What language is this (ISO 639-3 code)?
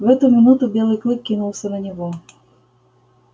rus